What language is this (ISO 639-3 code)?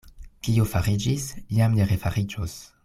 epo